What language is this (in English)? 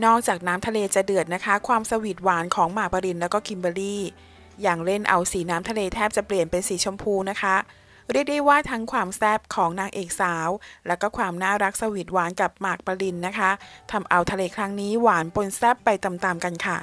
Thai